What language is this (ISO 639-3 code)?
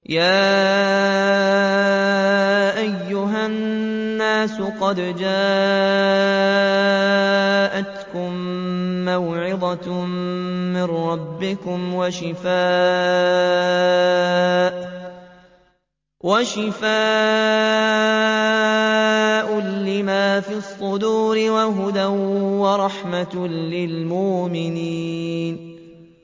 ara